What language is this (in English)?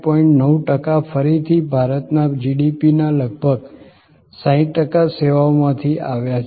Gujarati